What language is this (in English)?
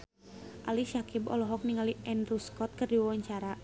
Sundanese